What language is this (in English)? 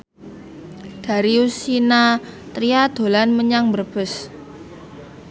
Javanese